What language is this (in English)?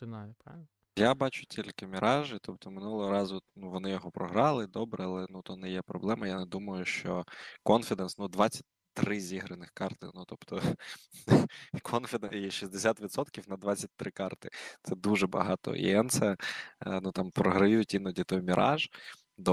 Ukrainian